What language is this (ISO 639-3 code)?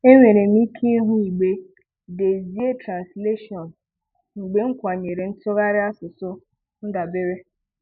ibo